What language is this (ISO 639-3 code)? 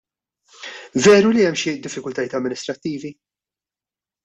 mlt